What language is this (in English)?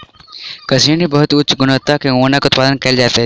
Maithili